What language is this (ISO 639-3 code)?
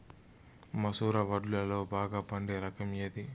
tel